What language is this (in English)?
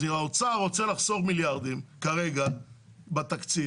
Hebrew